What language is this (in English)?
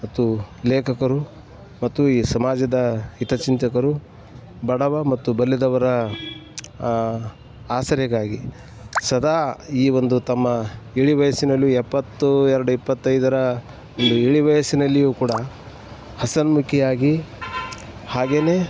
Kannada